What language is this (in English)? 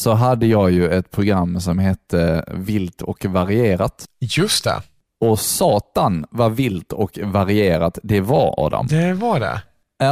Swedish